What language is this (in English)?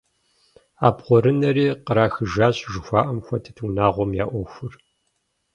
Kabardian